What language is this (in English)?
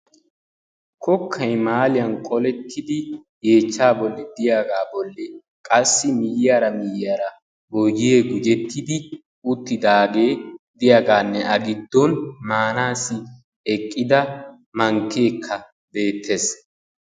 Wolaytta